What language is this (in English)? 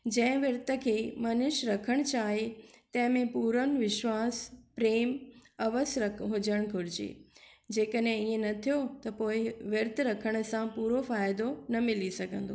Sindhi